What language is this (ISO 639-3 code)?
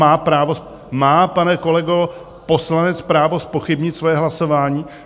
ces